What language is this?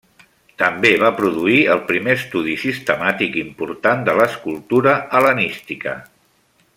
Catalan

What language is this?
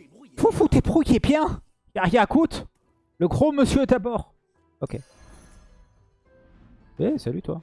French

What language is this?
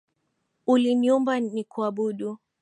Swahili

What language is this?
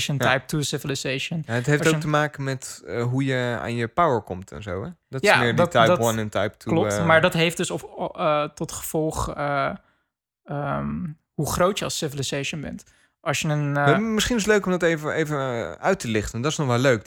Dutch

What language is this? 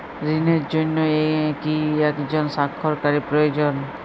Bangla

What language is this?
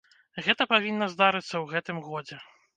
Belarusian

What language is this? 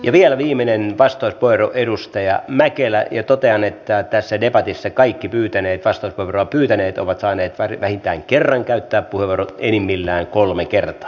Finnish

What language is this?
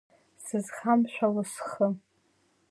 Abkhazian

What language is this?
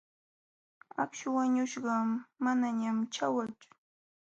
Jauja Wanca Quechua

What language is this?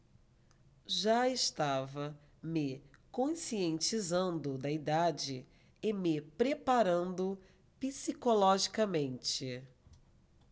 Portuguese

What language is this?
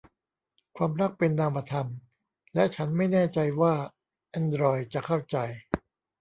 Thai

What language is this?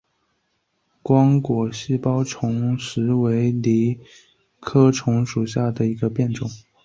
Chinese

